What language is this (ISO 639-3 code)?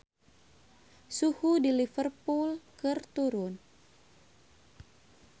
sun